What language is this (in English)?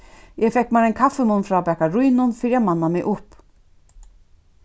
Faroese